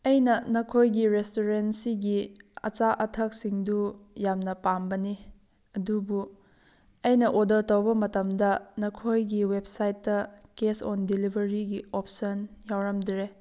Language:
Manipuri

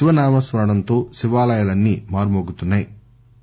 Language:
Telugu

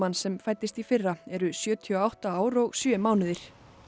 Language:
Icelandic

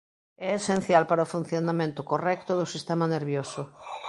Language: Galician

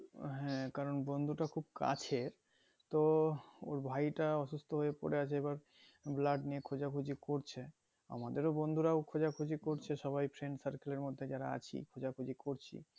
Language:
Bangla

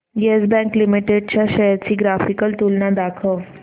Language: Marathi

